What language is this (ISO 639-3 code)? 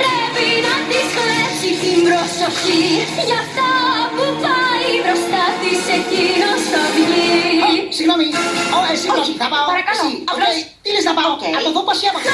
ell